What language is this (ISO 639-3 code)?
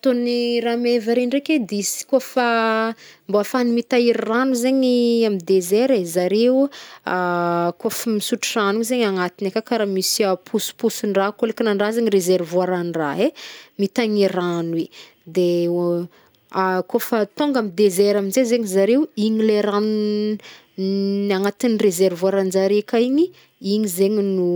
bmm